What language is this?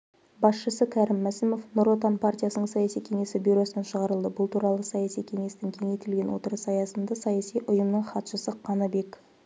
Kazakh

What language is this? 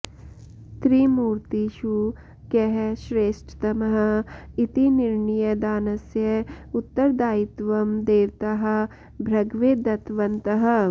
Sanskrit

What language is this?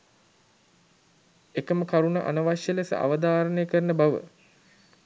Sinhala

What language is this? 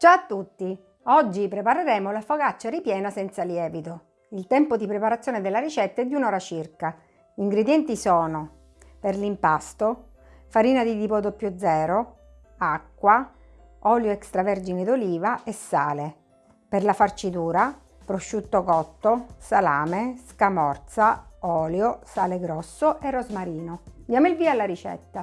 Italian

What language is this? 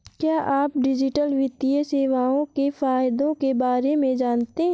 Hindi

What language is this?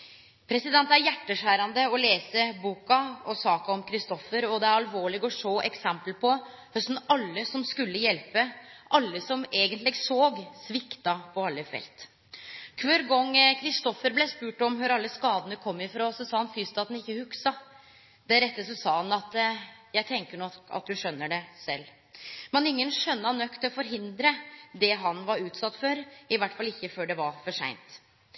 Norwegian Nynorsk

